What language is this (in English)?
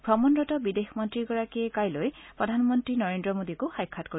Assamese